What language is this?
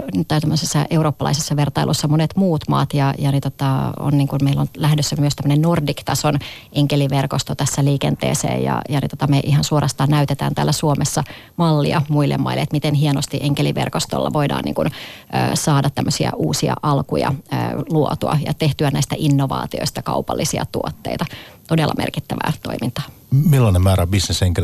Finnish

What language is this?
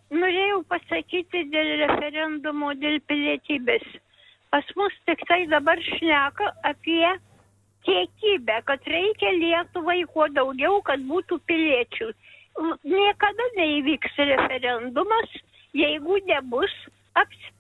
Lithuanian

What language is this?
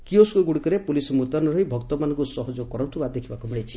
Odia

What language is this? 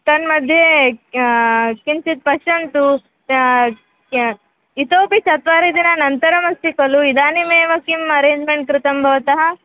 Sanskrit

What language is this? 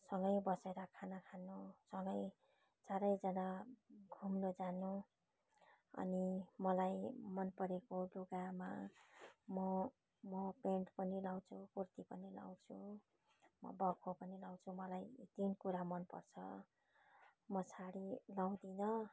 Nepali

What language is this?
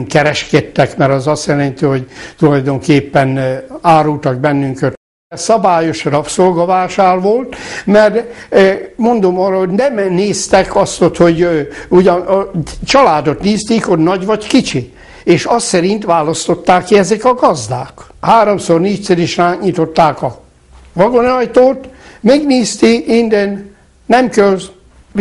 Hungarian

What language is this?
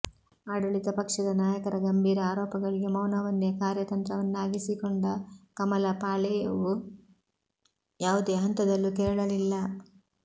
Kannada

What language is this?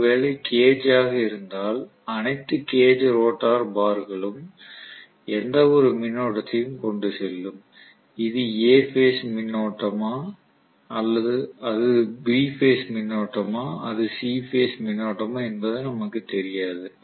Tamil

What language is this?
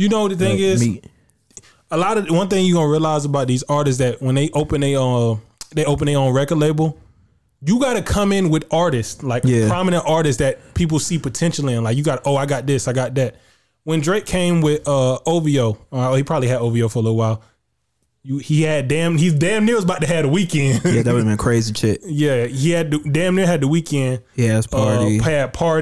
English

